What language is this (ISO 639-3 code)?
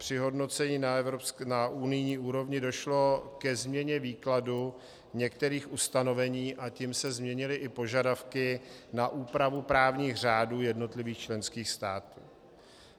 ces